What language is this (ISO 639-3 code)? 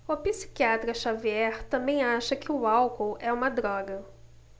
por